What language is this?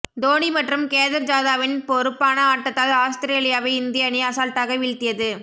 Tamil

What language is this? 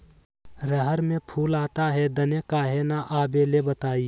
Magahi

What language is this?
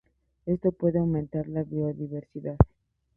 Spanish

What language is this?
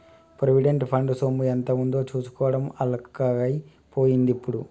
Telugu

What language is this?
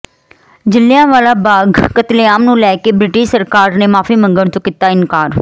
Punjabi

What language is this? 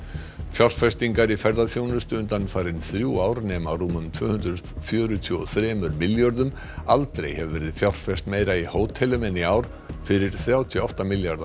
Icelandic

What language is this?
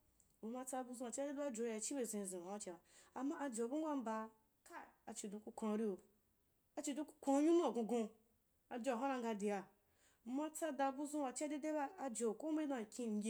Wapan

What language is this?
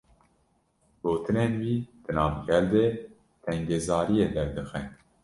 Kurdish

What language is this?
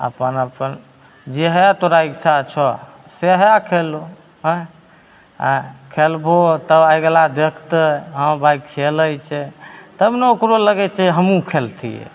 Maithili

